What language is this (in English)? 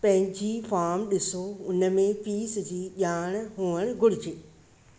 Sindhi